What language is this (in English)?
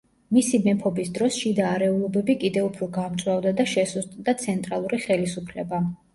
Georgian